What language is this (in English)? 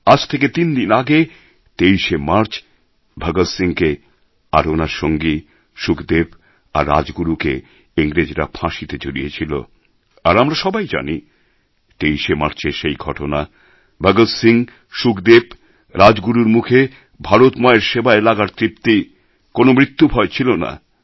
Bangla